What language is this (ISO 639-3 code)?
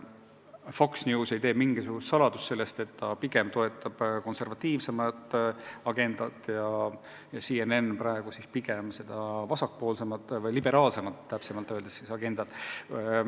est